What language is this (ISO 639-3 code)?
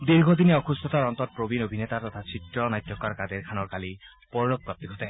asm